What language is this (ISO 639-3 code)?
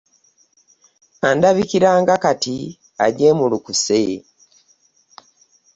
lug